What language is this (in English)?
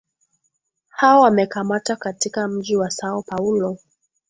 Swahili